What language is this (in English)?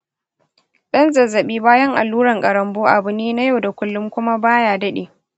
Hausa